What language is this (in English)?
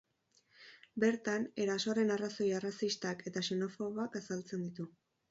Basque